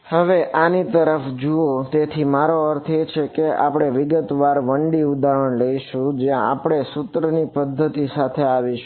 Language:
Gujarati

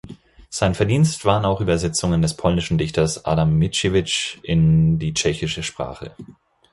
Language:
German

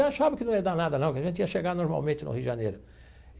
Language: Portuguese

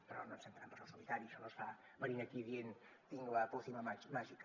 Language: Catalan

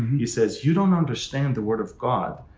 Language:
English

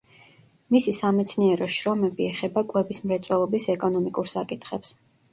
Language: Georgian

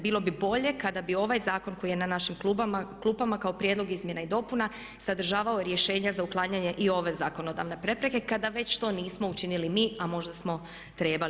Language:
Croatian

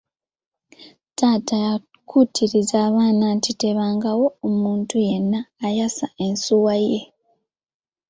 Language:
Ganda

